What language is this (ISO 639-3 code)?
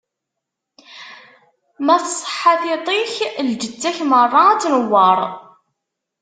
kab